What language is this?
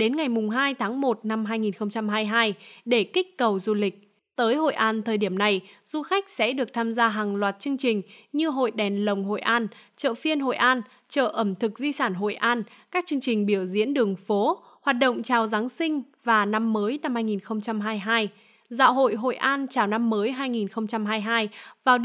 Vietnamese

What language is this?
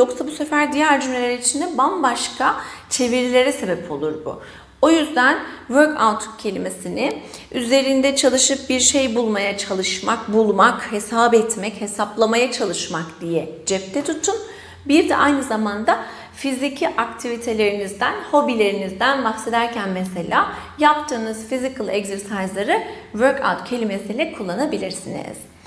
Turkish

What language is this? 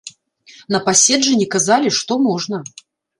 Belarusian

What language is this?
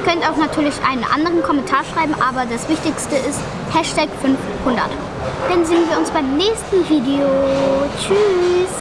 German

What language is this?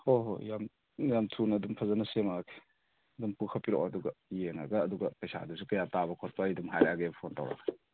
Manipuri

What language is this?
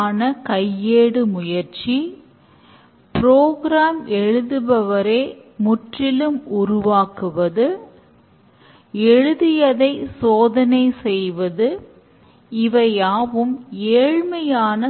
Tamil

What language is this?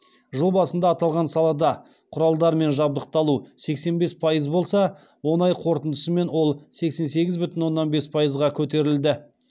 Kazakh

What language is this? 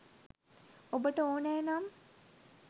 Sinhala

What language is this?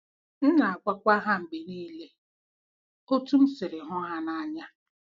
Igbo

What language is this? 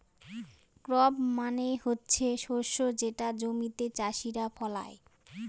Bangla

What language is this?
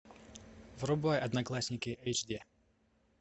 Russian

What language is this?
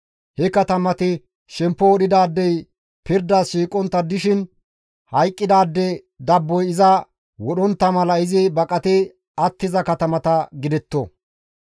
Gamo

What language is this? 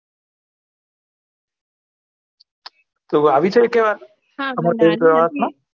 Gujarati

